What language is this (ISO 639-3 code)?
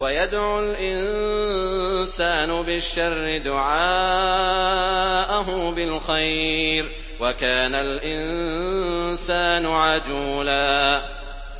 ara